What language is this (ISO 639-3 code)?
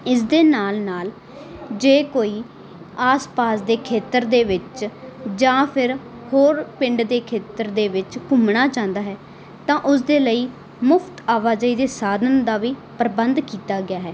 pan